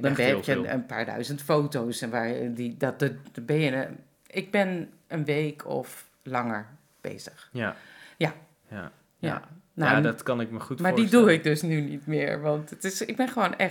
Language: Dutch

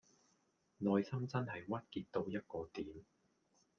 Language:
Cantonese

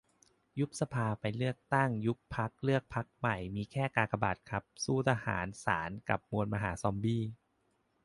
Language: Thai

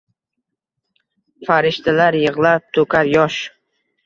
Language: Uzbek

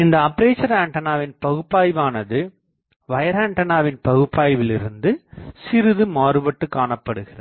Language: Tamil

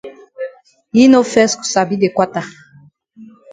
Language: Cameroon Pidgin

